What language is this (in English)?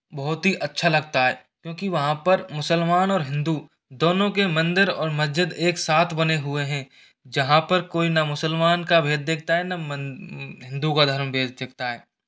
Hindi